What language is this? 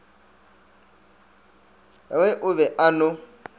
Northern Sotho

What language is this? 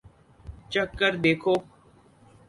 Urdu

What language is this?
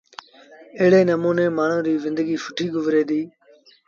Sindhi Bhil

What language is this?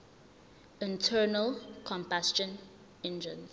Zulu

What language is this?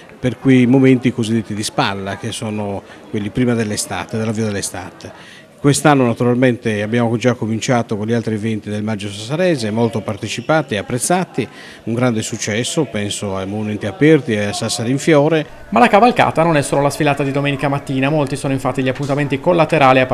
Italian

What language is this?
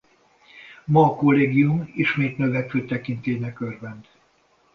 Hungarian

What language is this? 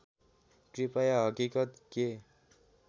Nepali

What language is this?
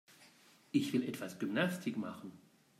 German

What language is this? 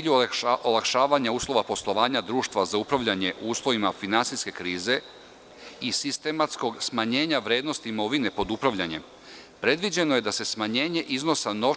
Serbian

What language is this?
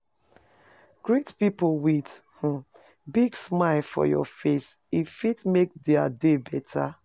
Nigerian Pidgin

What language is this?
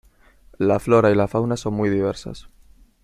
Spanish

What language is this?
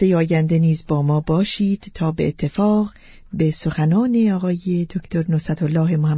Persian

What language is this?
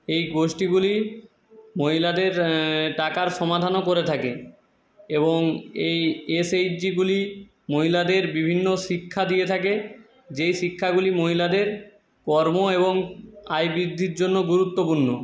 Bangla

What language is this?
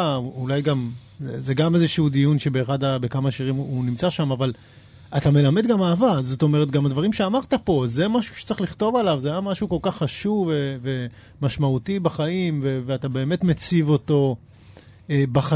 Hebrew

